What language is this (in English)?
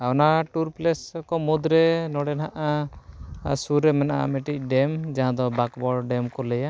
Santali